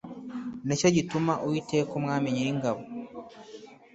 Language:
Kinyarwanda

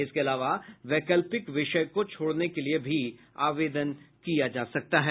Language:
Hindi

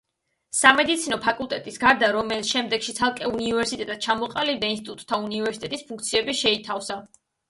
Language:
Georgian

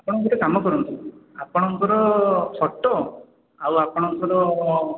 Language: Odia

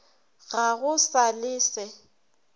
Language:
Northern Sotho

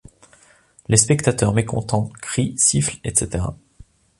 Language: French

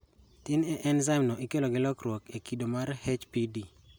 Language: Luo (Kenya and Tanzania)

